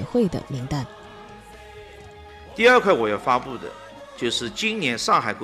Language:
Chinese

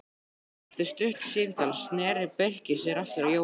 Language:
Icelandic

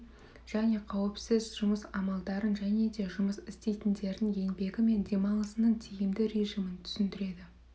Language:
Kazakh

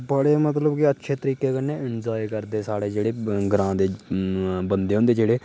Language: Dogri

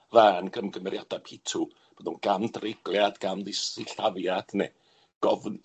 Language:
Welsh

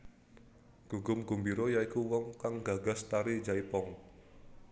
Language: Javanese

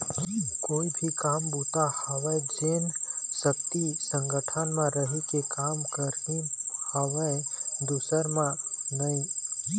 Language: Chhattisgarhi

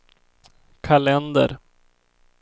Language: Swedish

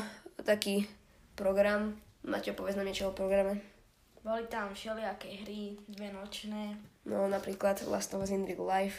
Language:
Slovak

